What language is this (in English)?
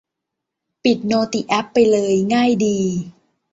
Thai